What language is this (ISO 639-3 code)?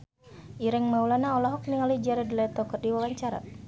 sun